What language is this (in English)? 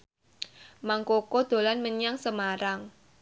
Javanese